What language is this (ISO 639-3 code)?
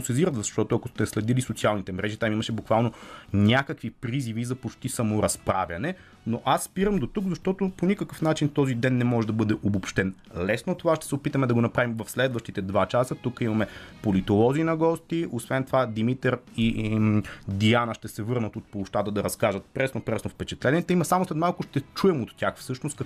bul